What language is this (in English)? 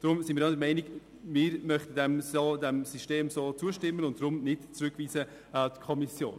Swiss German